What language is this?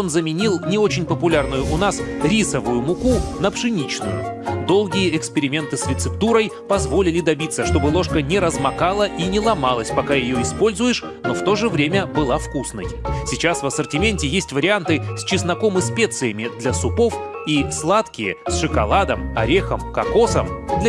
Russian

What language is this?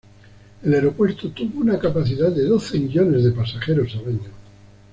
Spanish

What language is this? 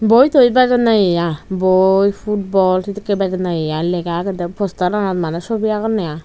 Chakma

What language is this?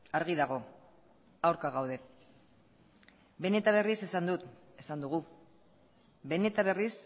Basque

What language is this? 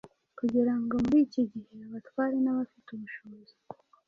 Kinyarwanda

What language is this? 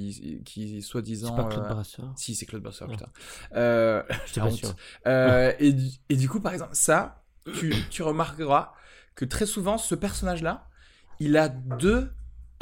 French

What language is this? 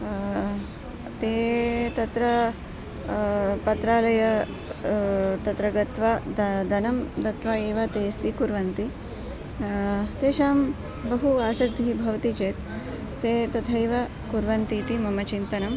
Sanskrit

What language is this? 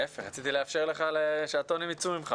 Hebrew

